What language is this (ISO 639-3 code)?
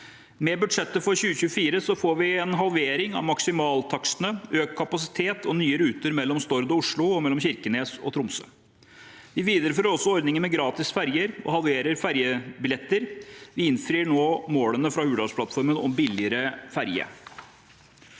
nor